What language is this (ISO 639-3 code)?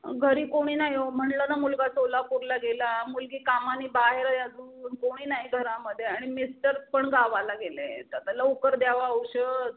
mar